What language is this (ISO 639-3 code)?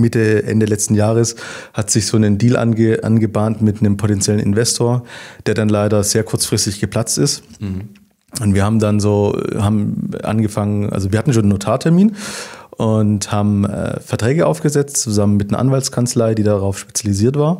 deu